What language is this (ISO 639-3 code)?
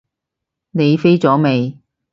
yue